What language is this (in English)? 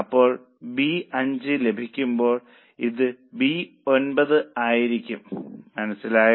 Malayalam